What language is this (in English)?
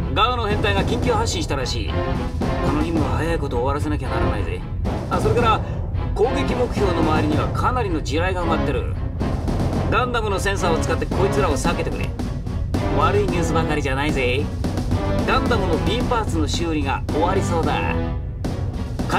Japanese